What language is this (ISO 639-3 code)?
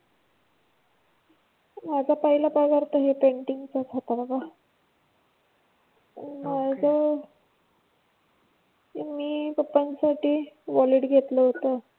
mar